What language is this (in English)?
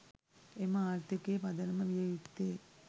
Sinhala